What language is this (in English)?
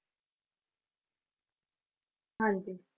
Punjabi